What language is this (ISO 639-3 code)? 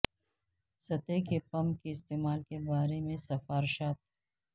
urd